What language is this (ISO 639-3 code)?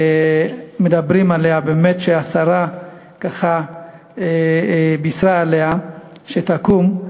heb